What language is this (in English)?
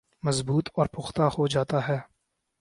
Urdu